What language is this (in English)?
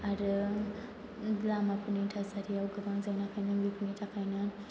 Bodo